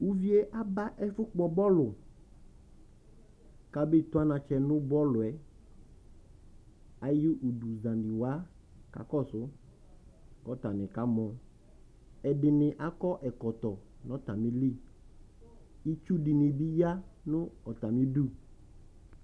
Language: Ikposo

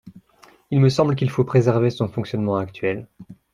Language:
French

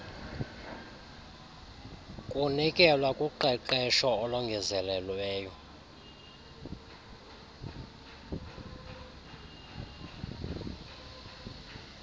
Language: Xhosa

